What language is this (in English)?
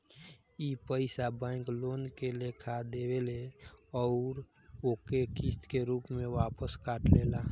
Bhojpuri